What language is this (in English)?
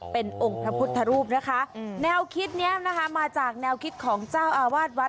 Thai